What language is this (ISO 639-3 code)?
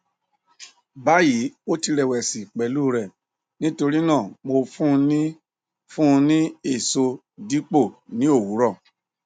yor